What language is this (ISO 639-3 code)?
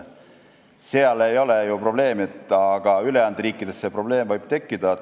est